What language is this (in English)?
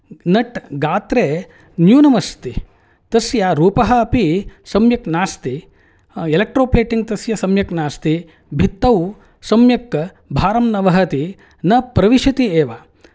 Sanskrit